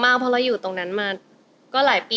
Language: Thai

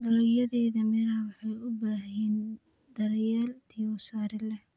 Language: Somali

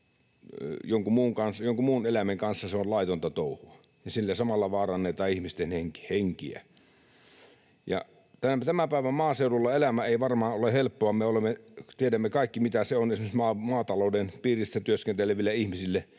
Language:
Finnish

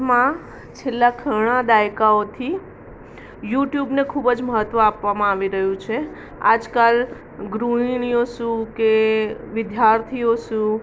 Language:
Gujarati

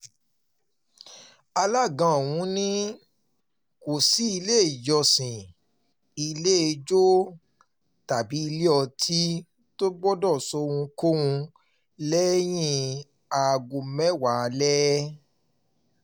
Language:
Yoruba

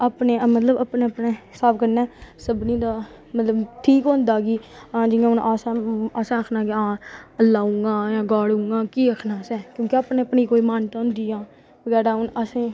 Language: Dogri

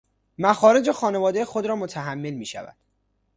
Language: Persian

